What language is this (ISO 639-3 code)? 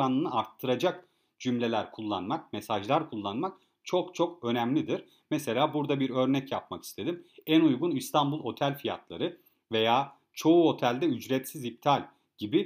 tur